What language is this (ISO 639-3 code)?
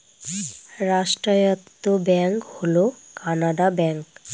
ben